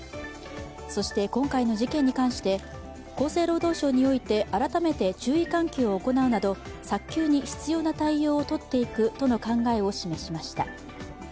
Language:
Japanese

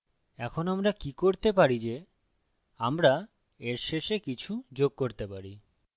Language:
Bangla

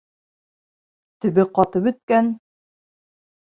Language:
Bashkir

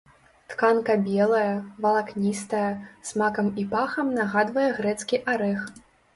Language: Belarusian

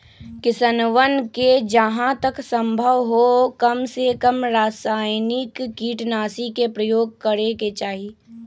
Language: Magahi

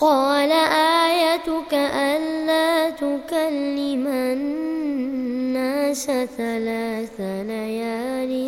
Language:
Arabic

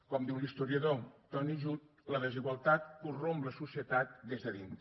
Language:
Catalan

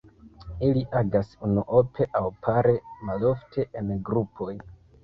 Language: Esperanto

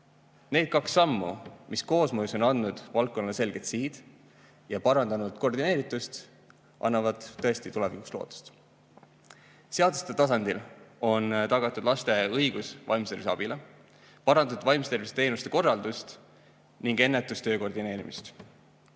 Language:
Estonian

